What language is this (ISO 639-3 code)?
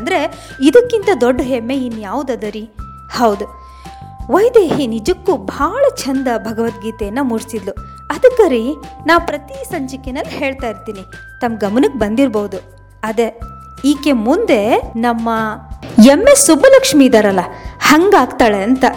kan